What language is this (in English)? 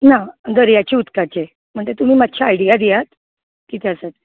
Konkani